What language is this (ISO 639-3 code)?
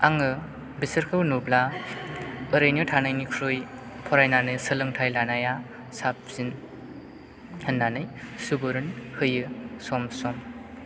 brx